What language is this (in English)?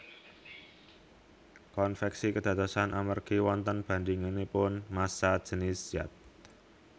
Javanese